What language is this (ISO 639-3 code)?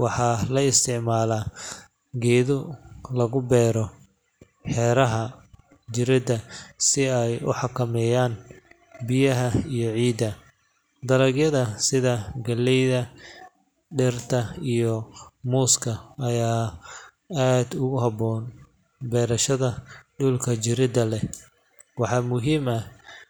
som